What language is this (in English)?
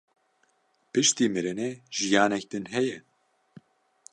Kurdish